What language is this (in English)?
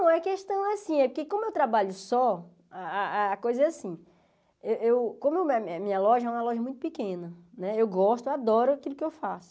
Portuguese